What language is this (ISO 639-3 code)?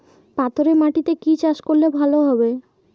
ben